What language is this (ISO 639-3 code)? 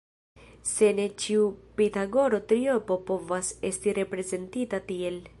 epo